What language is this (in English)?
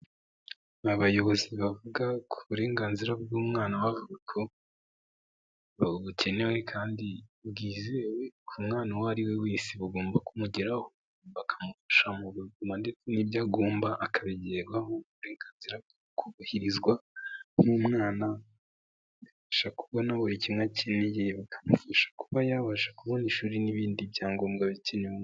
Kinyarwanda